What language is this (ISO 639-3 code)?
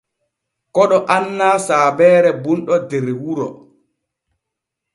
fue